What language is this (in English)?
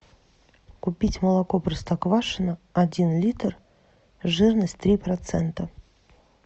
Russian